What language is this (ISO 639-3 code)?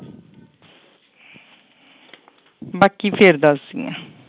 pan